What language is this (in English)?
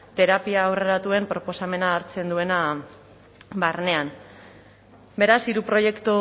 Basque